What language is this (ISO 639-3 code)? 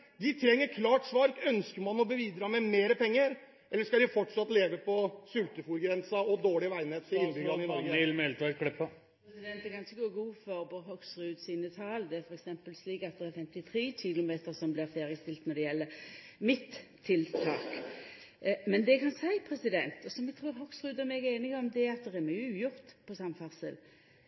nor